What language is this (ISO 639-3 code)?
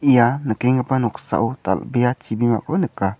grt